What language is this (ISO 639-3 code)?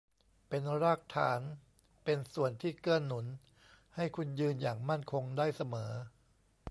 tha